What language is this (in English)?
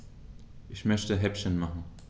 German